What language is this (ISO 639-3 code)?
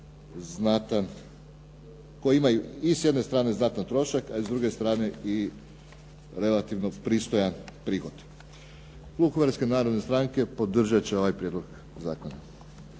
hrv